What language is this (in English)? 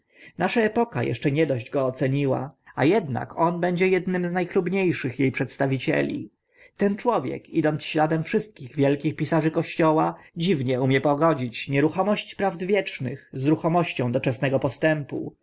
Polish